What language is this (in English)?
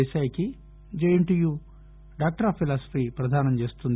Telugu